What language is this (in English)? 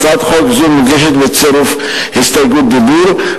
Hebrew